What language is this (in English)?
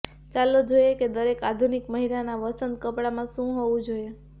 Gujarati